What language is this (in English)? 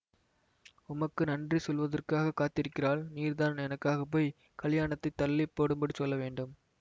Tamil